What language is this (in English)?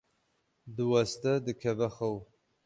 Kurdish